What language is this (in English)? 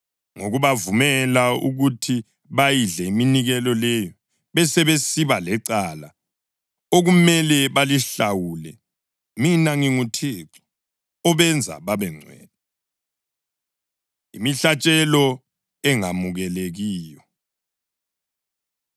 North Ndebele